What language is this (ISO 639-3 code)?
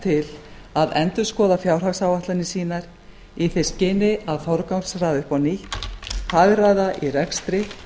isl